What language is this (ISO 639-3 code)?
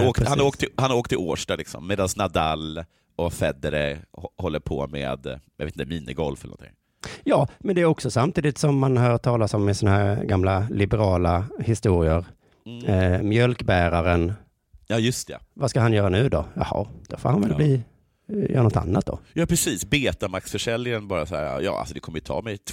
swe